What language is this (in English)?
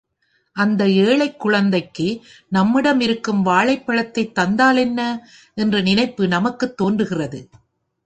Tamil